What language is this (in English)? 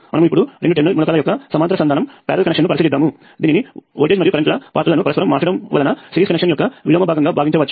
Telugu